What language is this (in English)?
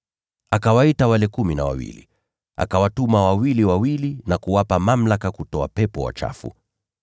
Swahili